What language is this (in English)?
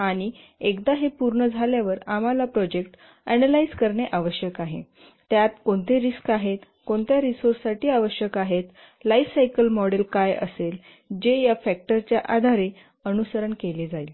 Marathi